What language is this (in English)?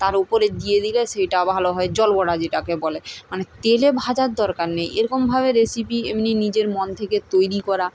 Bangla